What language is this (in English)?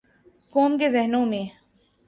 Urdu